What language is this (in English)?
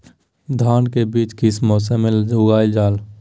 Magahi